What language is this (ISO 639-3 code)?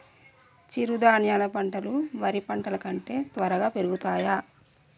tel